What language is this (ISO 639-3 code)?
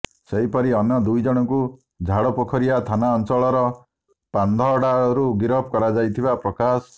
ori